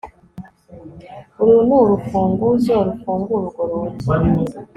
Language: Kinyarwanda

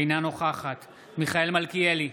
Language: Hebrew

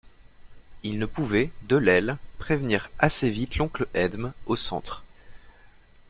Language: French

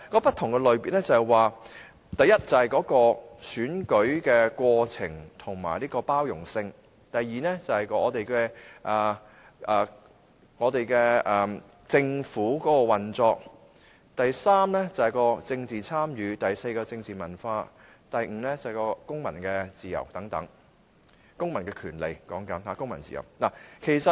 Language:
Cantonese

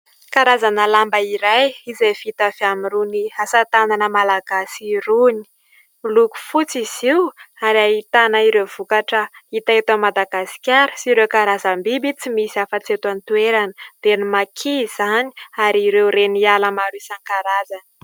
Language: Malagasy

